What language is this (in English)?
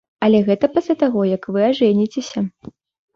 Belarusian